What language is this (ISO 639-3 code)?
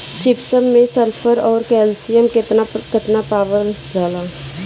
bho